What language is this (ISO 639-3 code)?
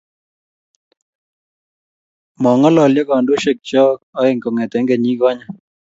kln